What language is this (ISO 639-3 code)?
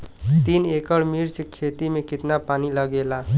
bho